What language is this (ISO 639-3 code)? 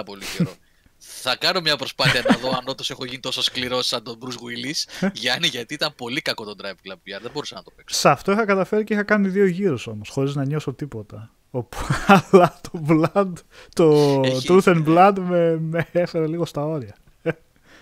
ell